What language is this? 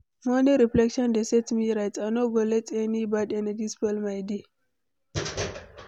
Nigerian Pidgin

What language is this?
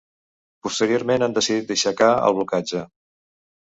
Catalan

